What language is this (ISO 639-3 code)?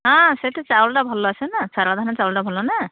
ori